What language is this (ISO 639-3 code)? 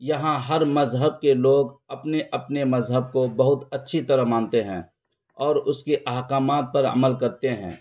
urd